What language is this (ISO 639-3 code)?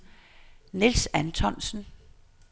dan